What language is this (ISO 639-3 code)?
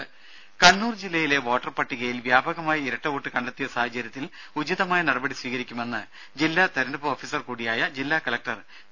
mal